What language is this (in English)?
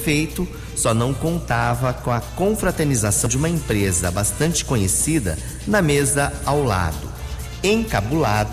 Portuguese